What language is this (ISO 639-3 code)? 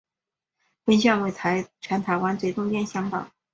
zho